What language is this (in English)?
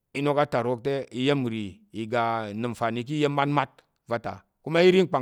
Tarok